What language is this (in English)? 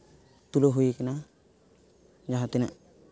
Santali